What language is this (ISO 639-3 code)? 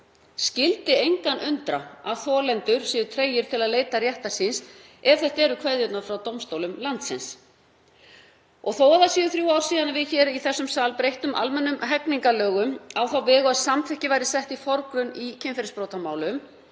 isl